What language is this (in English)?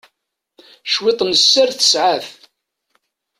Kabyle